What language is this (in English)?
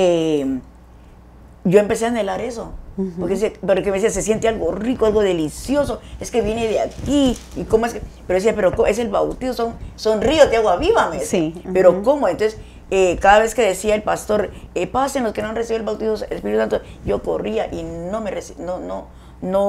Spanish